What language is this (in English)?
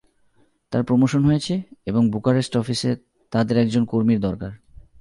Bangla